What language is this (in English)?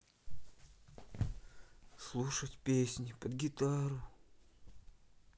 Russian